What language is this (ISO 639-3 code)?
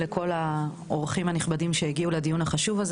heb